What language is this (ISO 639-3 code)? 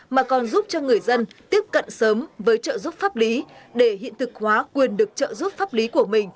vie